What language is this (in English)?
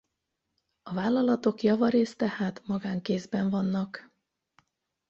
Hungarian